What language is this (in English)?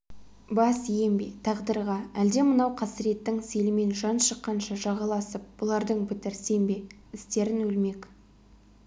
Kazakh